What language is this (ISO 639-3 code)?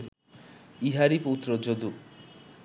ben